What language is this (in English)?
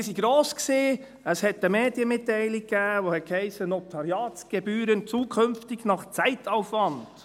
Swiss German